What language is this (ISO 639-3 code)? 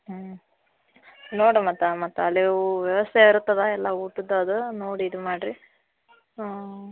kan